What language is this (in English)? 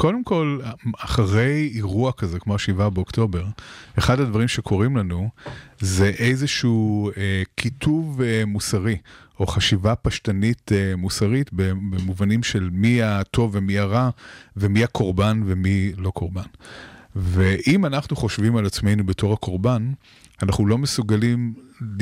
Hebrew